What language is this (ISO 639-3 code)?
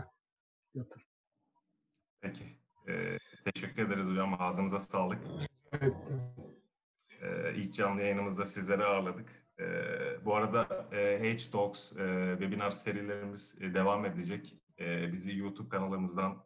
tur